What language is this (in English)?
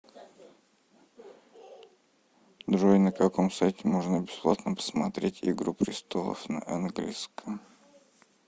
Russian